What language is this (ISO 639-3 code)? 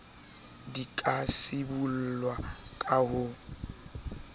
sot